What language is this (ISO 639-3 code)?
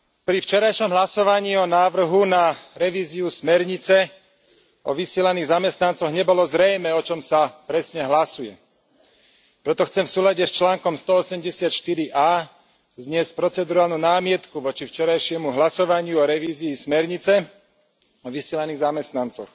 slk